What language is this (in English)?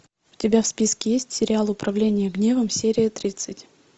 Russian